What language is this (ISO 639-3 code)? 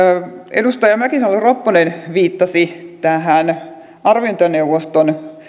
fin